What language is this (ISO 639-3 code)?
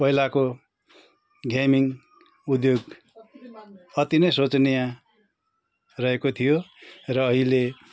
nep